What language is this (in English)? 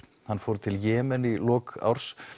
Icelandic